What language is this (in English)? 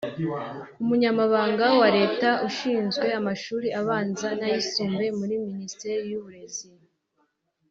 Kinyarwanda